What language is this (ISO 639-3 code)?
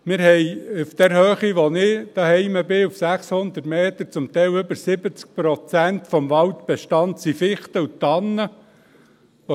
gsw